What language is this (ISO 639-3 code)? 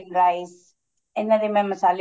pan